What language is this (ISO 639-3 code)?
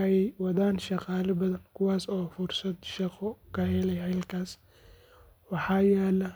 som